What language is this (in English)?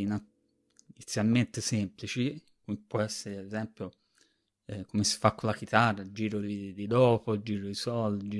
Italian